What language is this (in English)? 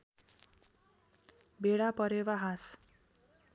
Nepali